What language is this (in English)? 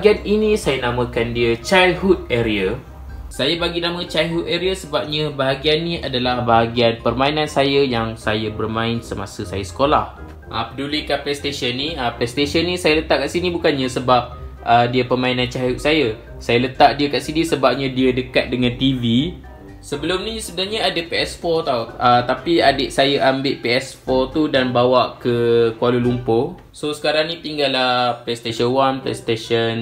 Malay